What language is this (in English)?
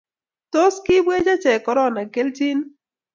Kalenjin